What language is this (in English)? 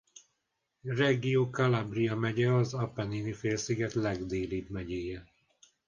Hungarian